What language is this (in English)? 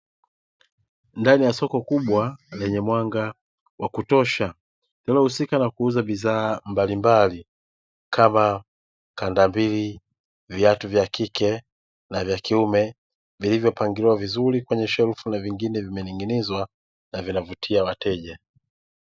Swahili